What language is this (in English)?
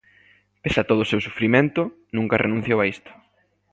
Galician